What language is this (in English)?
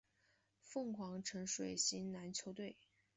Chinese